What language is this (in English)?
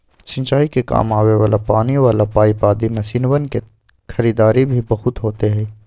Magahi